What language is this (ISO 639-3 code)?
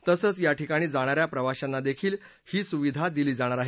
mar